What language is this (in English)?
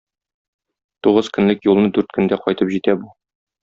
Tatar